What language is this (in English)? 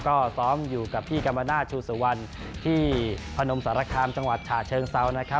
Thai